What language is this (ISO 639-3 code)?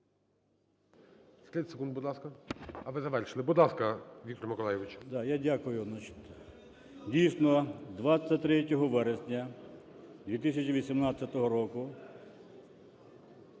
ukr